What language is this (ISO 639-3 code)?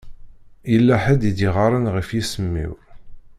kab